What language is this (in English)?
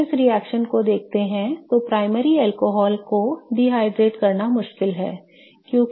Hindi